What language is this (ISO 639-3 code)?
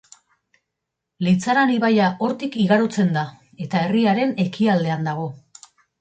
eus